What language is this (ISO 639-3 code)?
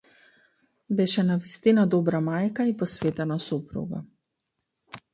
mkd